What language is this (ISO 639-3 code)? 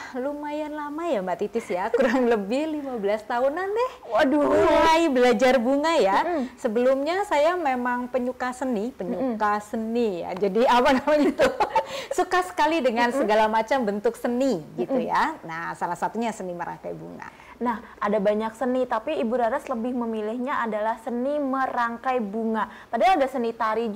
ind